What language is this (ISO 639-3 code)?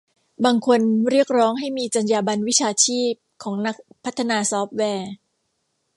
tha